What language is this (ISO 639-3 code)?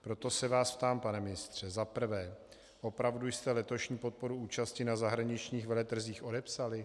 ces